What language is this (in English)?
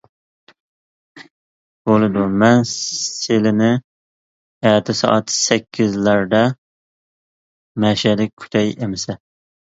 Uyghur